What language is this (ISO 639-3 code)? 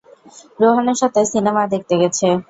ben